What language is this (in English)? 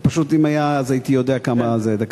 Hebrew